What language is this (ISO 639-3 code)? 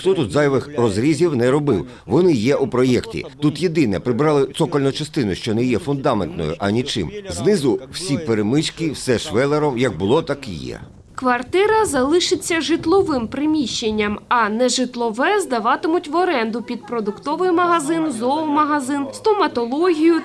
ukr